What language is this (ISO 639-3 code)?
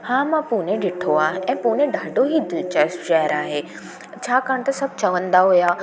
snd